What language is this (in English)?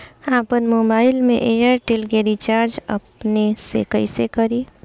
Bhojpuri